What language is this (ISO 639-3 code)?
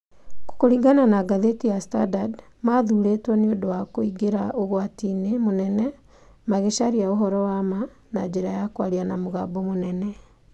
kik